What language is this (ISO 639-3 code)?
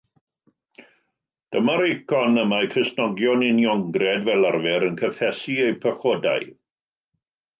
cym